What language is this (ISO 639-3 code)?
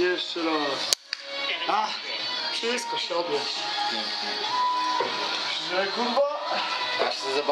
pol